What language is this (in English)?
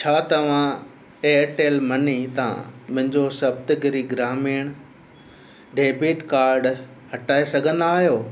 Sindhi